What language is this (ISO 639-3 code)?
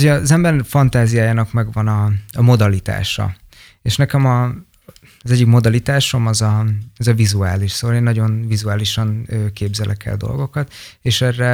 hun